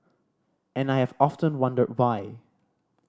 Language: English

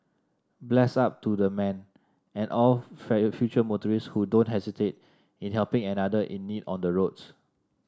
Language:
English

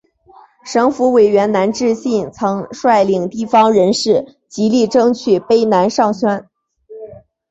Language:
Chinese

